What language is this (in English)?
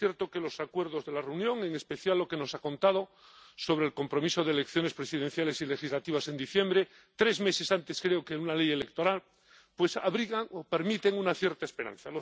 Spanish